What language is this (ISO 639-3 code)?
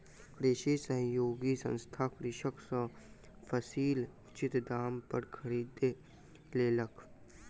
mai